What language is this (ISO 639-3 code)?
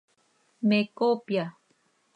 sei